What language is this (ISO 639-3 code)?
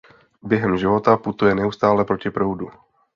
ces